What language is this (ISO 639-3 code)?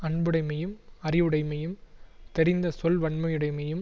tam